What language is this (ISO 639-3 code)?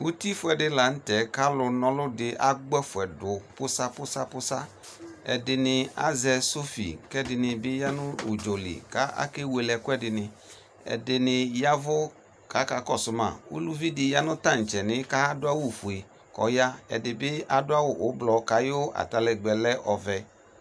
kpo